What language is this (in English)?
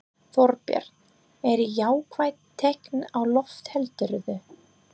Icelandic